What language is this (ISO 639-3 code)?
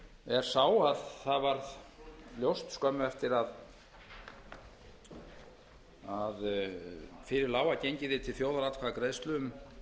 isl